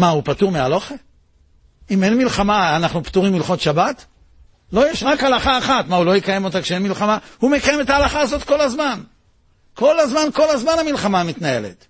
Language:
Hebrew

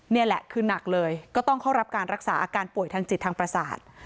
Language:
Thai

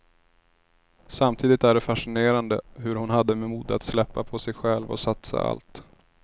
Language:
Swedish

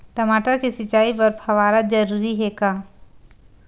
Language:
Chhattisgarhi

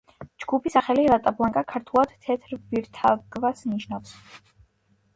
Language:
Georgian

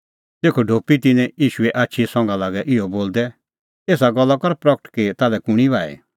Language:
Kullu Pahari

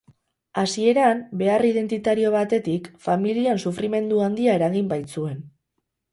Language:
Basque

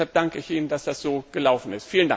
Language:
German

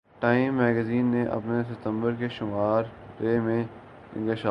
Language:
Urdu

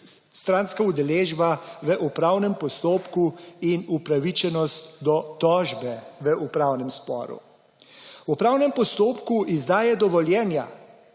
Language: Slovenian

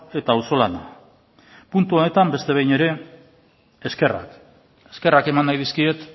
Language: Basque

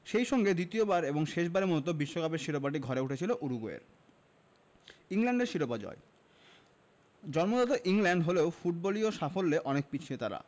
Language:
Bangla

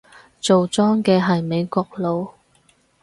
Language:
Cantonese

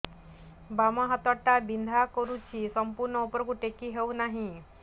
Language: Odia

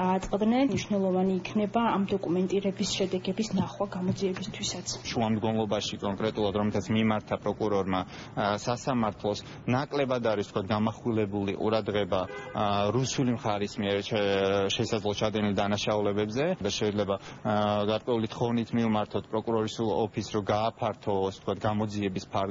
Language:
Romanian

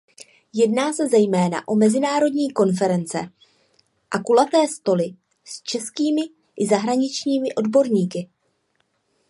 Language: Czech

